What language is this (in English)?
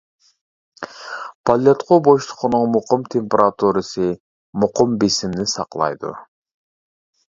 Uyghur